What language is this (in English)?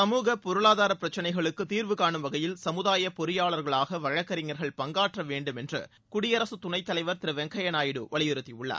Tamil